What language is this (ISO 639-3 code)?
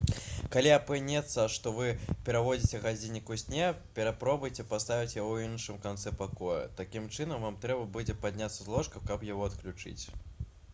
bel